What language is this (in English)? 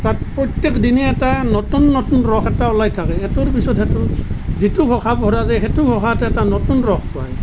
Assamese